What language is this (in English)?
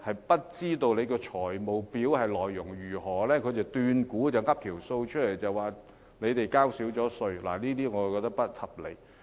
Cantonese